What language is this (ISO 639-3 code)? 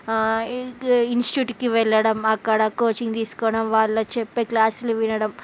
tel